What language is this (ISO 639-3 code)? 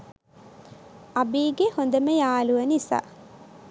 sin